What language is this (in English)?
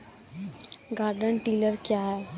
Maithili